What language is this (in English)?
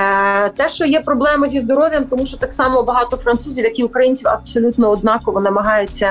Ukrainian